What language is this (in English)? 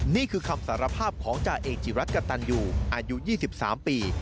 Thai